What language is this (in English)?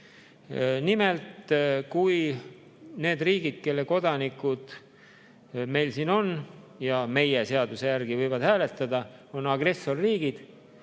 Estonian